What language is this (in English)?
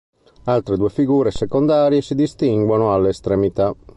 Italian